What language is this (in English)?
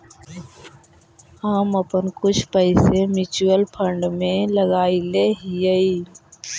Magahi